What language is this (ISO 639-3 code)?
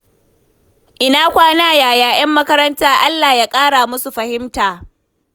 hau